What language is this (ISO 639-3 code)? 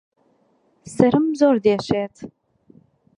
ckb